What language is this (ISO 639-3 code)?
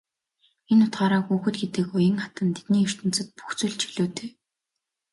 mon